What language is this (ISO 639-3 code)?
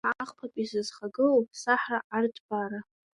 abk